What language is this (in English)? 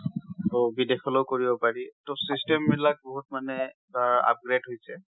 Assamese